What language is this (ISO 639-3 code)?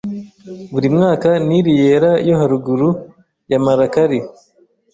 kin